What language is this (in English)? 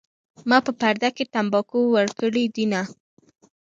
Pashto